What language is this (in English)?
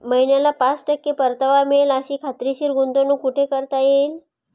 Marathi